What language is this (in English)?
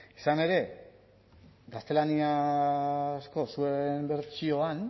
Basque